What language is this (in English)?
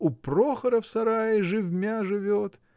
Russian